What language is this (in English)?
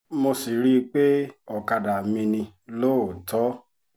Yoruba